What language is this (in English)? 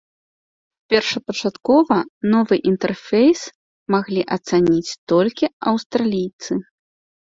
Belarusian